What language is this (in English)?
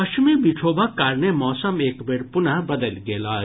Maithili